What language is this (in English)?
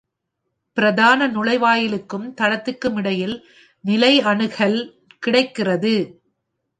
Tamil